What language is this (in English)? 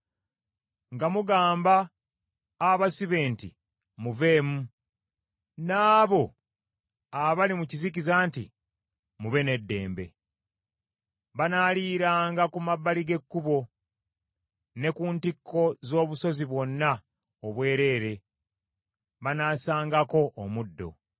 Ganda